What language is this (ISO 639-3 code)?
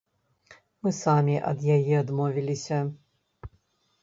bel